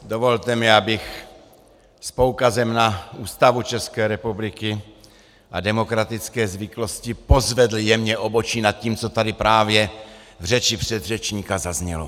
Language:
Czech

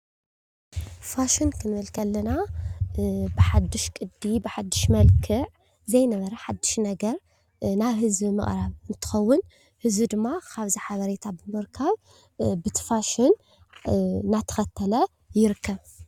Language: Tigrinya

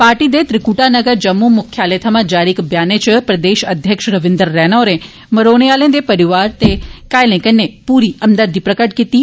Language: Dogri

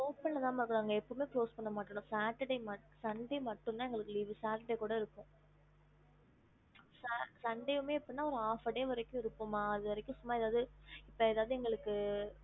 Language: Tamil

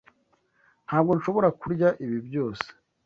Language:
Kinyarwanda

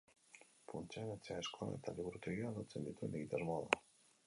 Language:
Basque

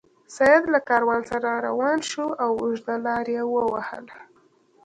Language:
Pashto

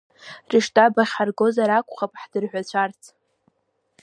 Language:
Abkhazian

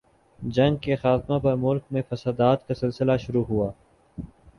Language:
Urdu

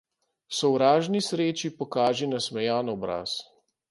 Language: Slovenian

